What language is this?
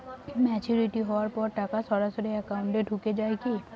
Bangla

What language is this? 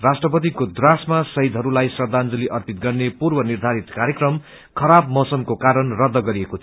Nepali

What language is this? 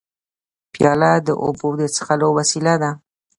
Pashto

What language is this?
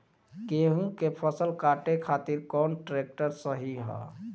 Bhojpuri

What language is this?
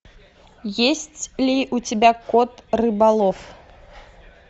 Russian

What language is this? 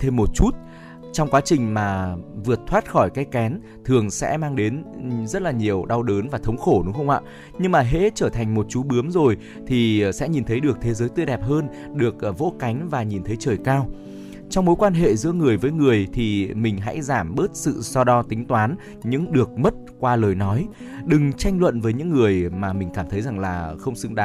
Vietnamese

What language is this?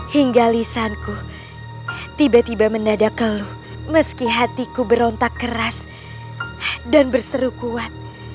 Indonesian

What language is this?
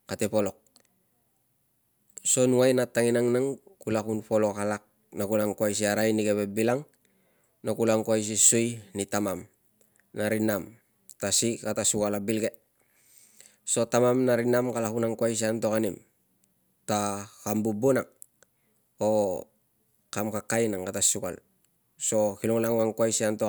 Tungag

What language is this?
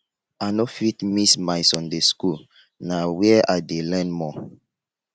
Nigerian Pidgin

